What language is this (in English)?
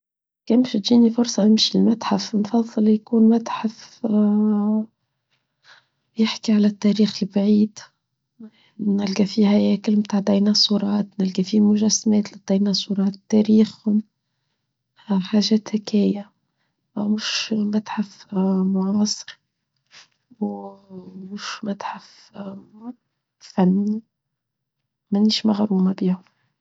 Tunisian Arabic